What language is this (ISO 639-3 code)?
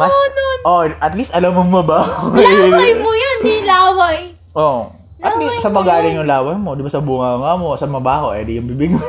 fil